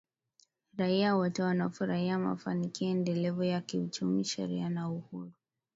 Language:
Swahili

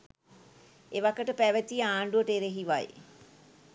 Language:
Sinhala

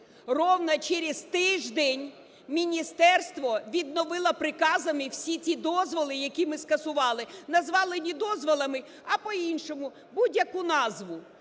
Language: Ukrainian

